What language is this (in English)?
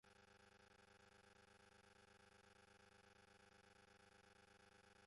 Spanish